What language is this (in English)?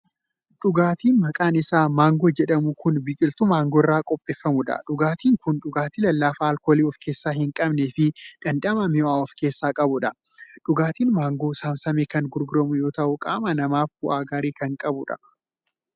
Oromo